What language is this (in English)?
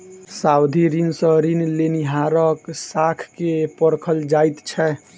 Maithili